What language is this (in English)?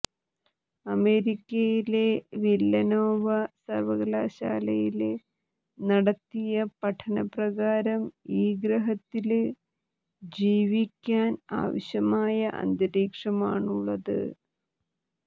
Malayalam